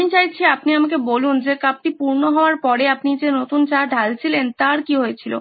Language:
Bangla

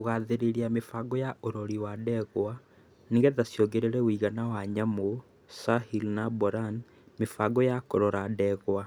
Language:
Kikuyu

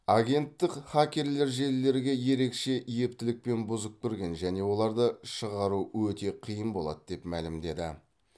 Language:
Kazakh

